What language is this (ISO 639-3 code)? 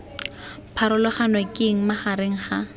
tsn